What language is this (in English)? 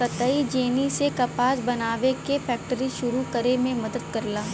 Bhojpuri